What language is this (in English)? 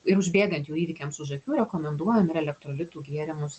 Lithuanian